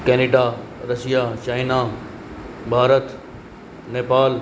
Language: Sindhi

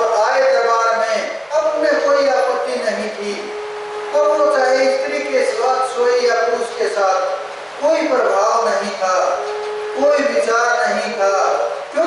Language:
Hindi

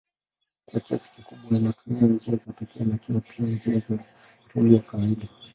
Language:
Swahili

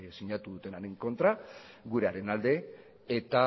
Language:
Basque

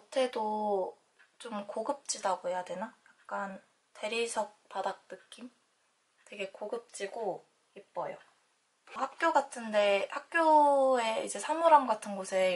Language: Korean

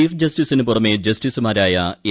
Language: Malayalam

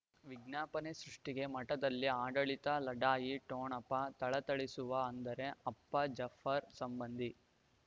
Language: Kannada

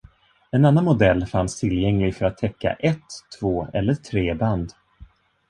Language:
Swedish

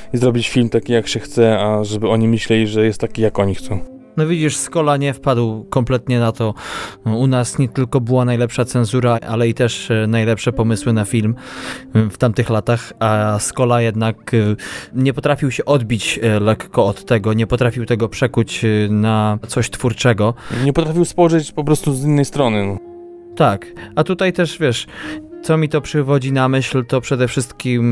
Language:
Polish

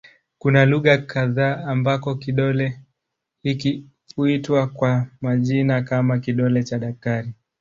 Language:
Swahili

